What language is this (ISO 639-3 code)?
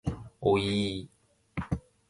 jpn